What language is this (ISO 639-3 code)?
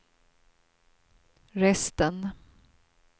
swe